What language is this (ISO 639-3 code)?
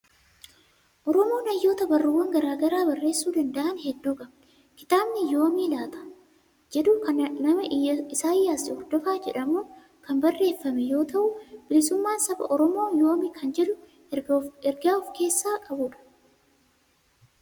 orm